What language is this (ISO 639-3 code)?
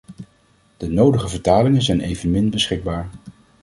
nld